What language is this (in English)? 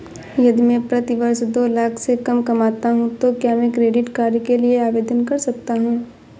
Hindi